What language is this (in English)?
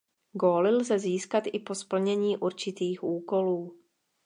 Czech